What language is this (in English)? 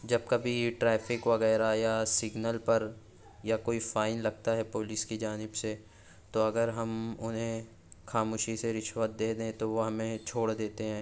Urdu